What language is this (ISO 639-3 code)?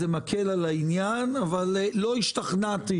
heb